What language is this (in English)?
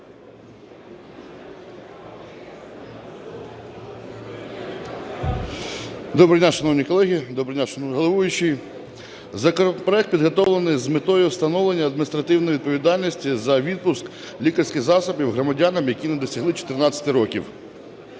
Ukrainian